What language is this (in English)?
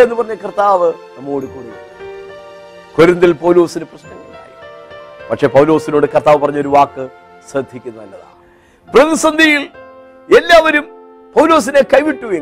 Malayalam